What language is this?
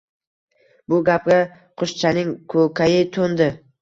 Uzbek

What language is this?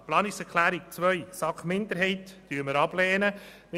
Swiss German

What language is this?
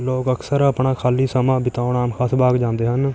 Punjabi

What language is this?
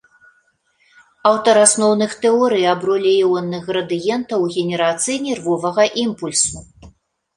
Belarusian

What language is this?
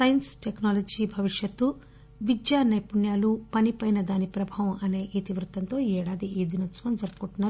Telugu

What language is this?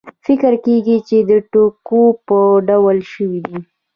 Pashto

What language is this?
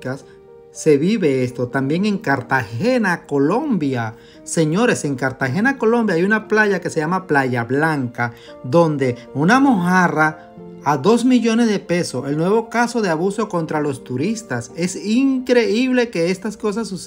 Spanish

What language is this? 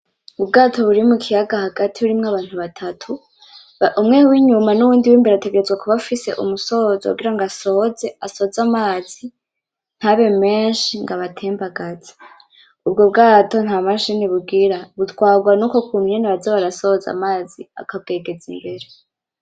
Rundi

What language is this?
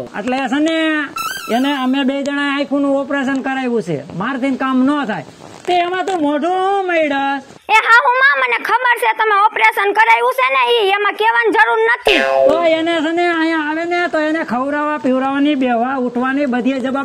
Thai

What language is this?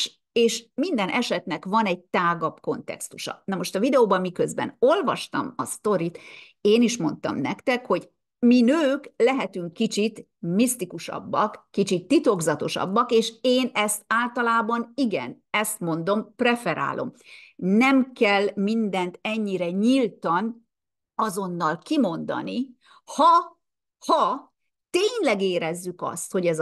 Hungarian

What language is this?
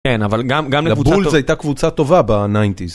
Hebrew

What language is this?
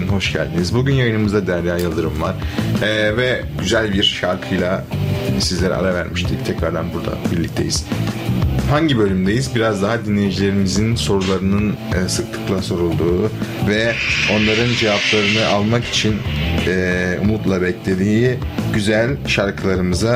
Turkish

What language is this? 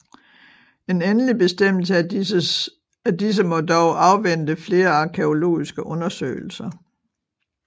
Danish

